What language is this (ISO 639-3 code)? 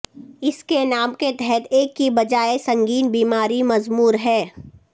urd